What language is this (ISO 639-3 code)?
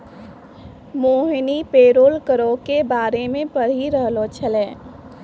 mai